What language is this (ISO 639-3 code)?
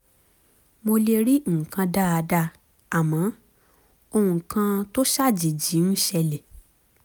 yor